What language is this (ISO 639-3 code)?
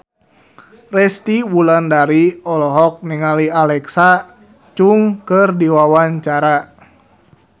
sun